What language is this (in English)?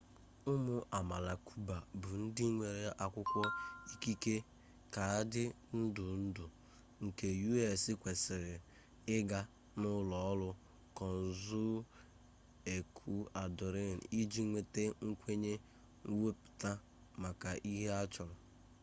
Igbo